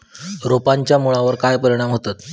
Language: Marathi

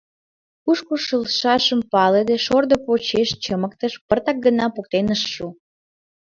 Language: Mari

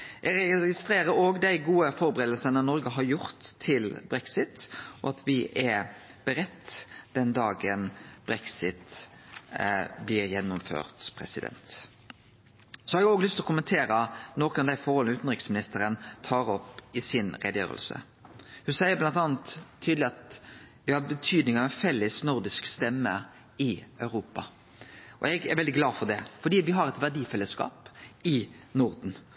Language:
Norwegian Nynorsk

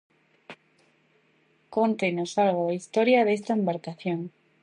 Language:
Galician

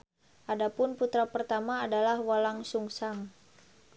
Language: Sundanese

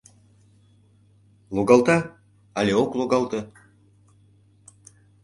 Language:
Mari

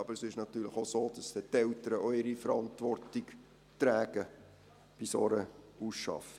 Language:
Swiss German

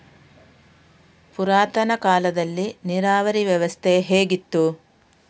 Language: Kannada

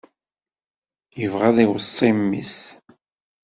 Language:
Kabyle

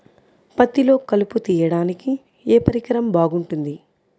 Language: Telugu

